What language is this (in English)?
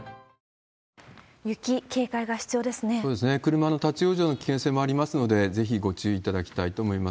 Japanese